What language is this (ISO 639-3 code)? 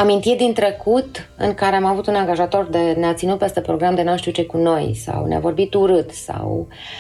ron